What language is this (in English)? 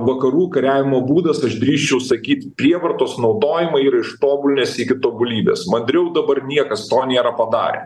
Lithuanian